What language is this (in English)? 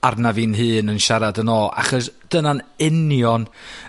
Welsh